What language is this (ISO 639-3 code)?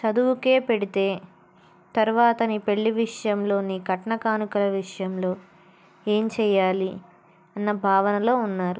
tel